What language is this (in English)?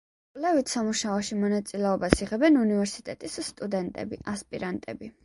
Georgian